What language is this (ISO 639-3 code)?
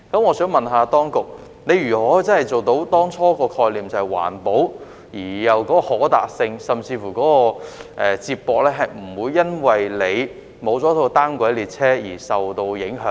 yue